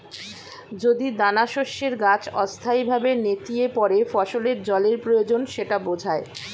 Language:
Bangla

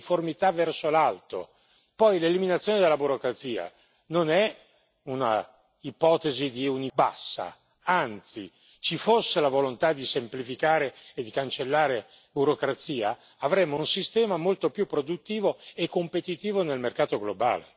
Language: Italian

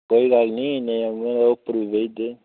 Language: Dogri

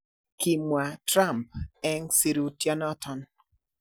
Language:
Kalenjin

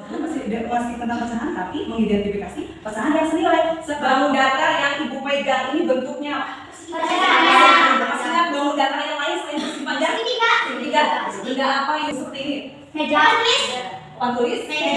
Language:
Indonesian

